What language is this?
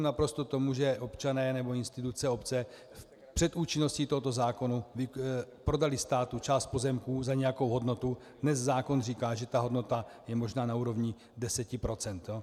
Czech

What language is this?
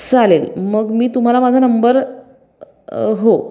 Marathi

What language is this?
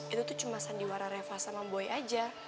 Indonesian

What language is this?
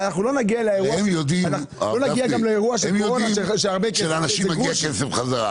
Hebrew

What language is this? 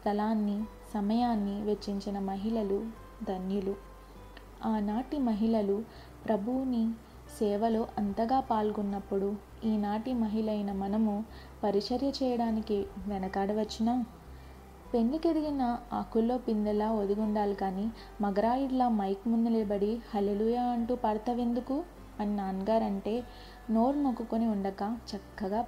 Telugu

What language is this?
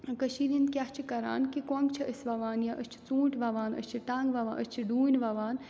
Kashmiri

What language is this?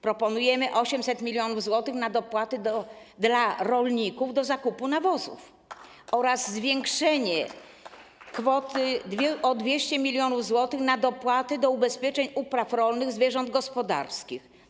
Polish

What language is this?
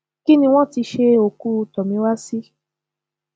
Yoruba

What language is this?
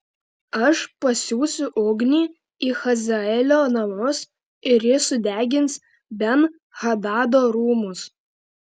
Lithuanian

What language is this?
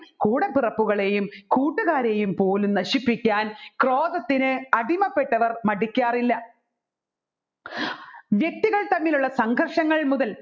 Malayalam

